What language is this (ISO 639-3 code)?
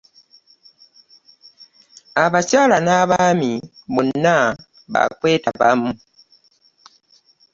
lug